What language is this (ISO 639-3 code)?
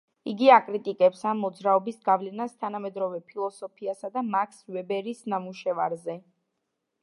kat